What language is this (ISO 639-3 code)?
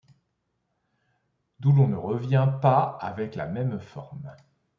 fra